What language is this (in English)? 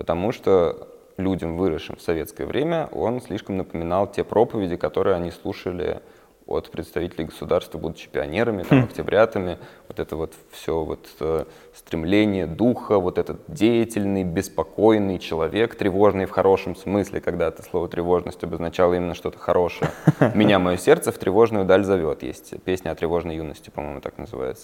Russian